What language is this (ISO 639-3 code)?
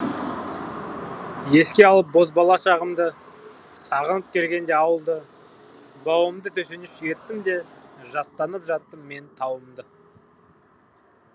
kaz